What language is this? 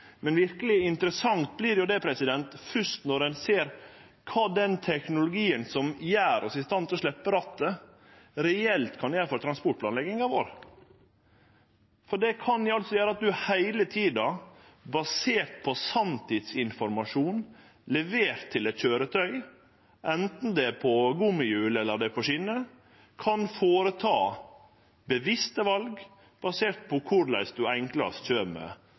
Norwegian Nynorsk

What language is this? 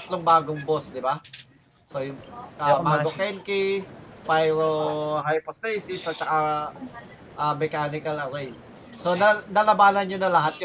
Filipino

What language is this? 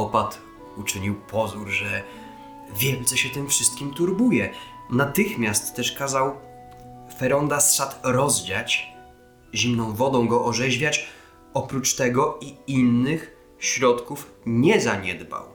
Polish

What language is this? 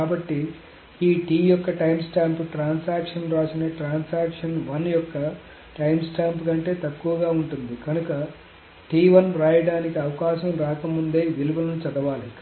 Telugu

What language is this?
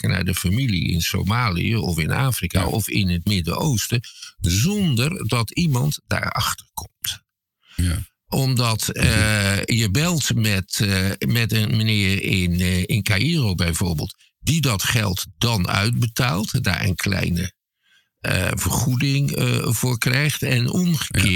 Dutch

